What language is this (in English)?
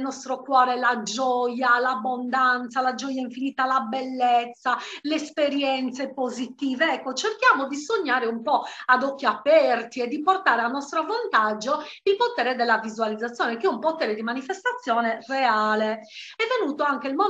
Italian